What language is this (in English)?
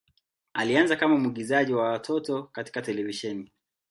Swahili